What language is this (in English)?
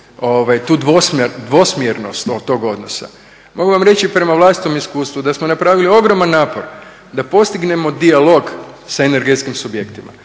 Croatian